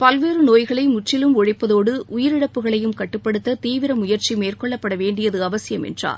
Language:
Tamil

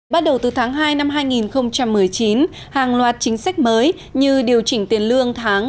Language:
Vietnamese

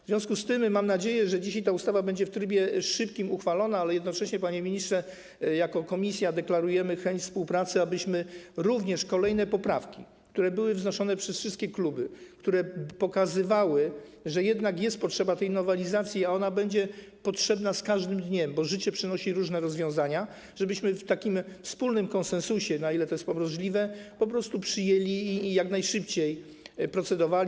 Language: Polish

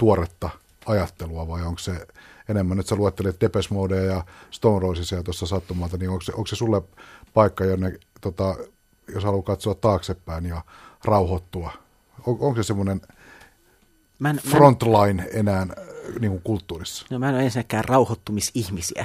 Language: Finnish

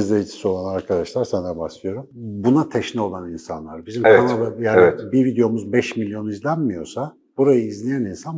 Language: Turkish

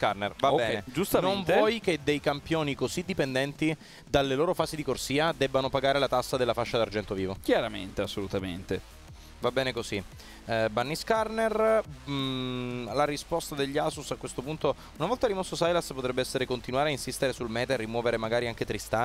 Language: Italian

